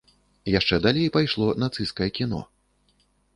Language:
Belarusian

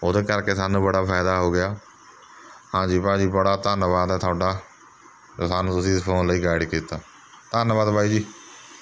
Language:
Punjabi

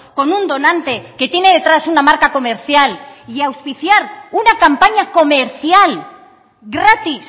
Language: Spanish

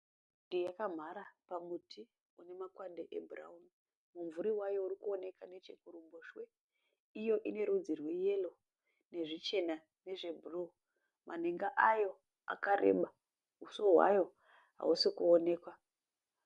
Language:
Shona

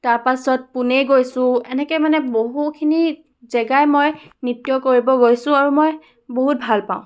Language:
Assamese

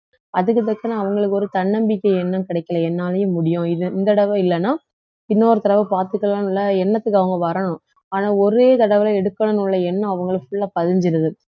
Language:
Tamil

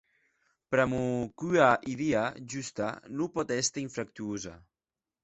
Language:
Occitan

